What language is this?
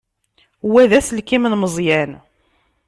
Kabyle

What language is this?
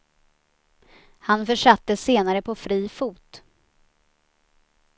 Swedish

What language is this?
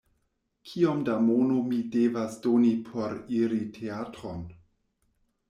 Esperanto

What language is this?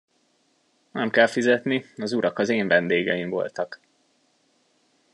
Hungarian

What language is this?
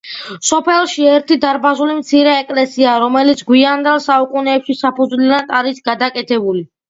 Georgian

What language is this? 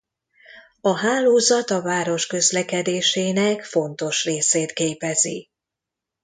Hungarian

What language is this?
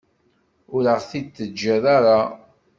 Kabyle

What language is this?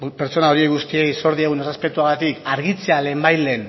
Basque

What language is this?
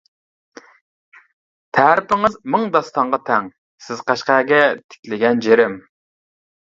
Uyghur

